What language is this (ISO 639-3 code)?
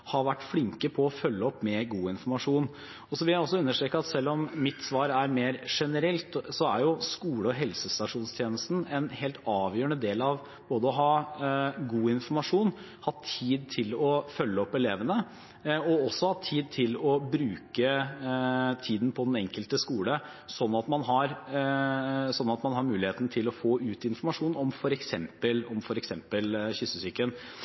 nob